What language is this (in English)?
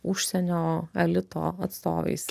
Lithuanian